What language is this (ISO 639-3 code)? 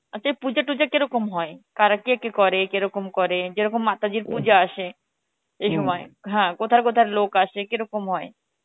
ben